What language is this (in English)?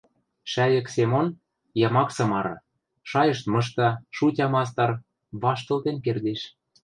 Western Mari